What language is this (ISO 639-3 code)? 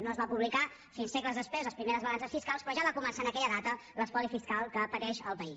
cat